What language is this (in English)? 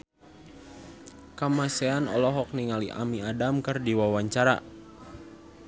Sundanese